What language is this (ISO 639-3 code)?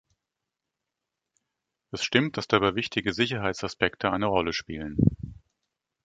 deu